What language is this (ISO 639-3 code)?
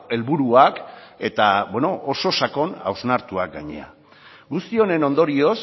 eus